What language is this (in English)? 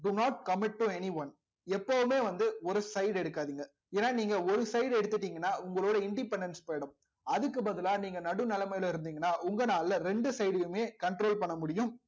Tamil